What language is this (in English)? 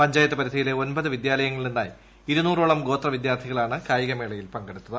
Malayalam